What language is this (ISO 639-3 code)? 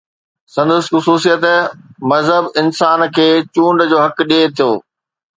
snd